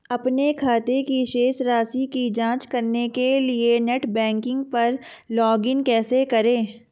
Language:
Hindi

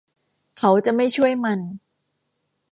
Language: Thai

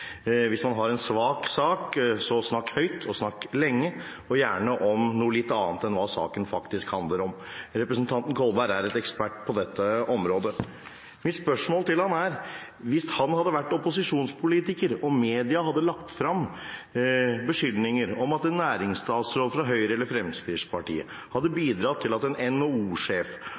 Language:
Norwegian Bokmål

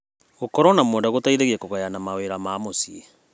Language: Kikuyu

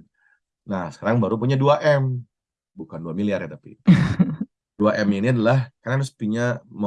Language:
Indonesian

